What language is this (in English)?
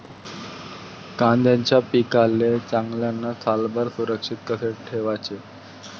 Marathi